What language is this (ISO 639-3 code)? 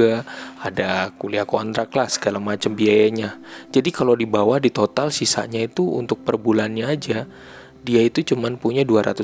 ind